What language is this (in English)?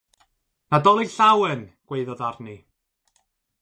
Welsh